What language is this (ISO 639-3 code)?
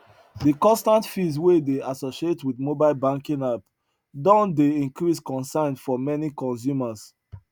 pcm